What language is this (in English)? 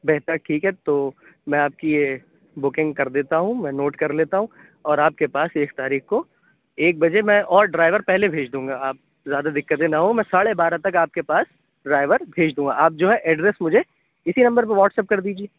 Urdu